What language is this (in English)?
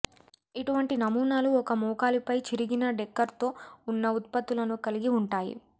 Telugu